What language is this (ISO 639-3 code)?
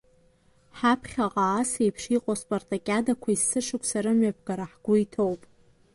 abk